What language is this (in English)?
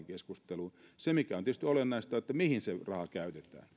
Finnish